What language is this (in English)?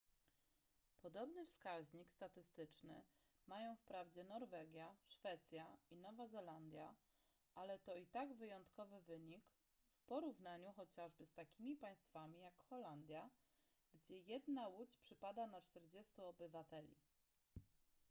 Polish